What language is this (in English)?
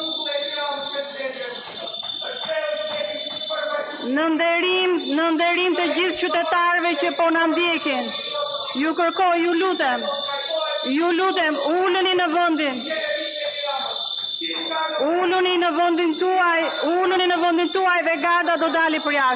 Romanian